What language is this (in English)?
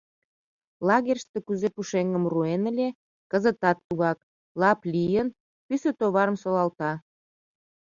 Mari